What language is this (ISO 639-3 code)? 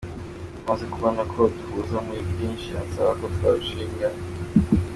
kin